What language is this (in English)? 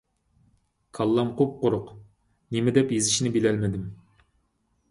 Uyghur